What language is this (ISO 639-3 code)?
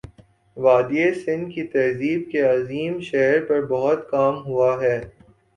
urd